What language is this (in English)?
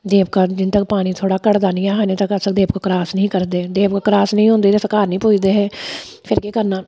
Dogri